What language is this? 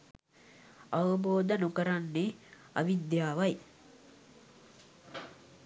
Sinhala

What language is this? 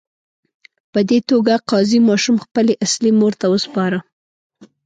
Pashto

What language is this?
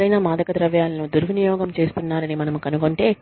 Telugu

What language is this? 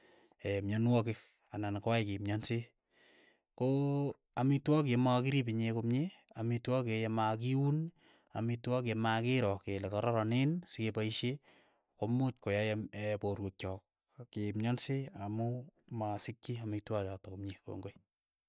Keiyo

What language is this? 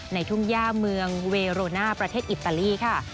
Thai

